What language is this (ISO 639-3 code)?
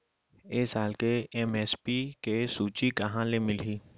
hne